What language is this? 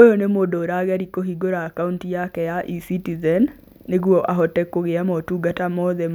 Kikuyu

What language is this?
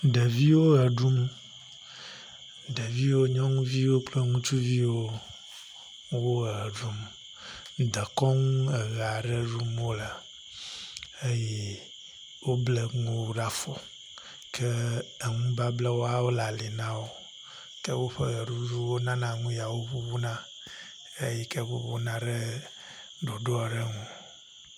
Ewe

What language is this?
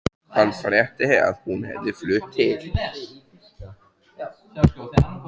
Icelandic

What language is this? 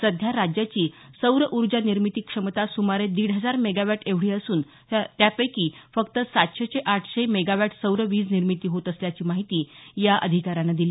Marathi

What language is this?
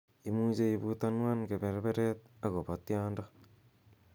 Kalenjin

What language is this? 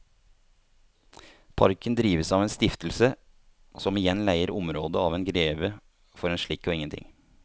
Norwegian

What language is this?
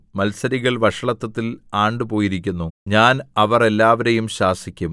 Malayalam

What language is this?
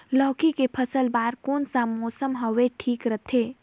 Chhattisgarhi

